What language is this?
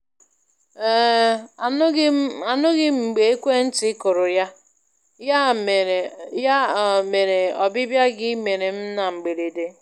Igbo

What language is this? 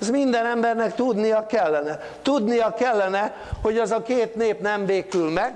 Hungarian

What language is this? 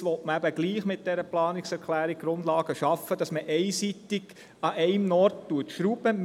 Swiss German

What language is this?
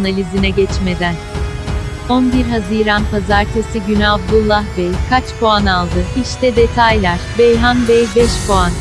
Turkish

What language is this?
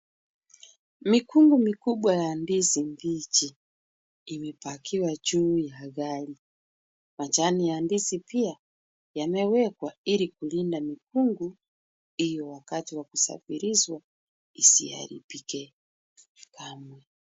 Swahili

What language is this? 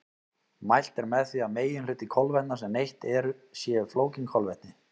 Icelandic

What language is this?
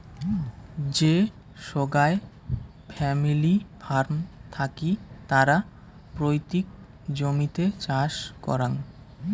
Bangla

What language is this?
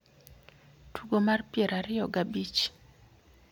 Luo (Kenya and Tanzania)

